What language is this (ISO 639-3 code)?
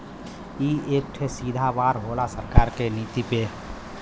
bho